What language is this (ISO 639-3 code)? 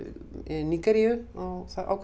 isl